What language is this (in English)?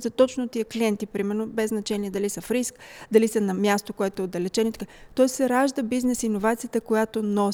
Bulgarian